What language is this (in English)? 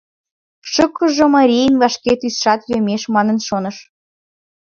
Mari